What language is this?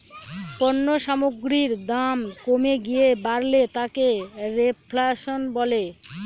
Bangla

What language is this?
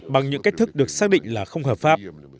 Vietnamese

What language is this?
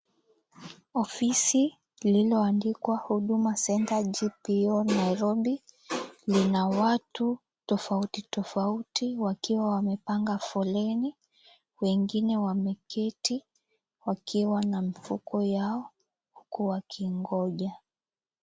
Swahili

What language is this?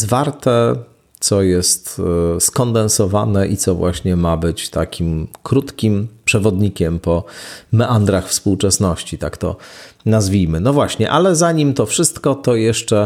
Polish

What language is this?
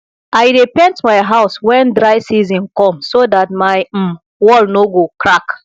Nigerian Pidgin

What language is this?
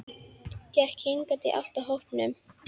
Icelandic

